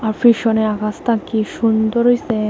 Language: Bangla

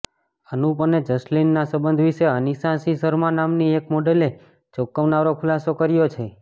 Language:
Gujarati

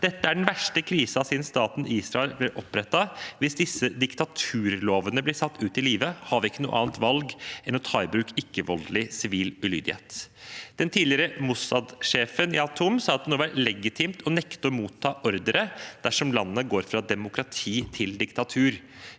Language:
Norwegian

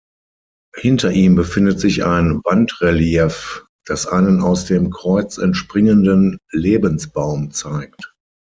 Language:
German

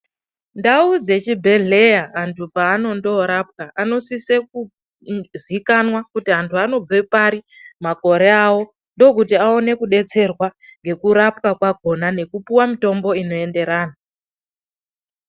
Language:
Ndau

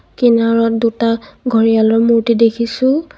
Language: Assamese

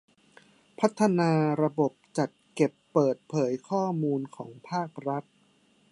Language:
Thai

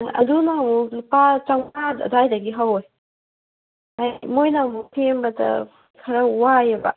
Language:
Manipuri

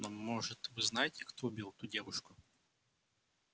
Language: Russian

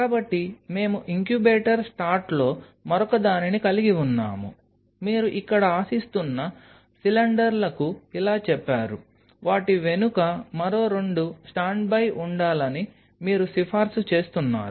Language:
Telugu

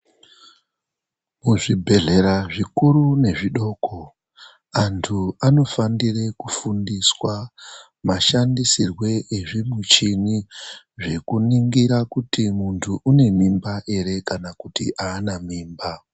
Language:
Ndau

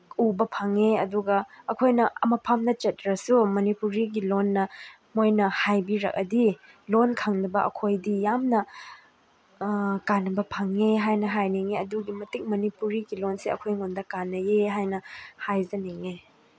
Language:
Manipuri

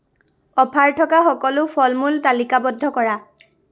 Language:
Assamese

